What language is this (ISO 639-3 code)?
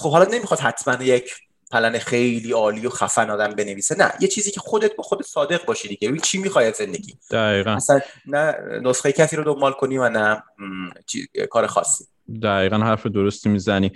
fas